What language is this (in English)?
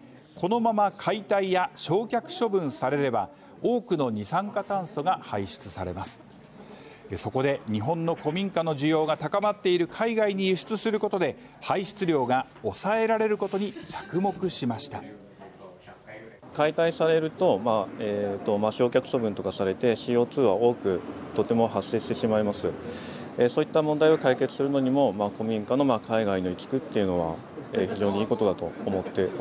Japanese